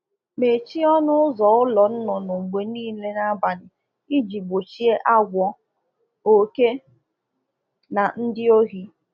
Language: Igbo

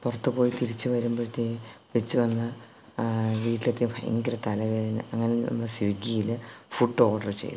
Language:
Malayalam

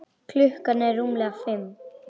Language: Icelandic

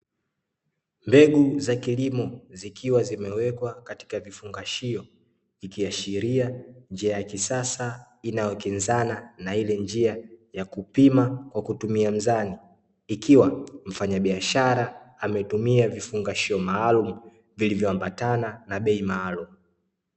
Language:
Swahili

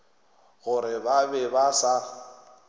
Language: Northern Sotho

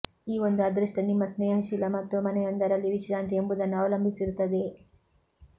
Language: Kannada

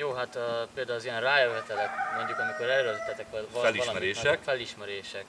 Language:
Hungarian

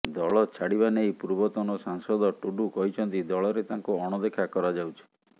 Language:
Odia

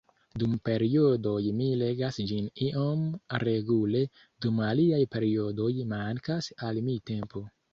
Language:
Esperanto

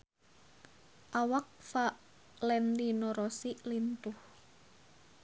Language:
Sundanese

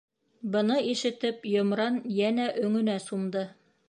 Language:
Bashkir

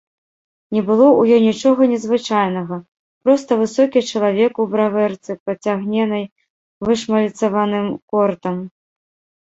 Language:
Belarusian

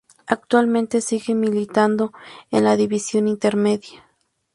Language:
Spanish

